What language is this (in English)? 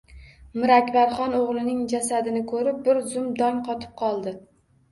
Uzbek